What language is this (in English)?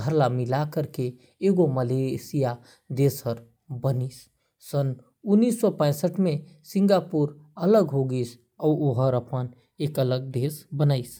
Korwa